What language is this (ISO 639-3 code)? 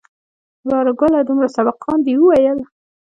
pus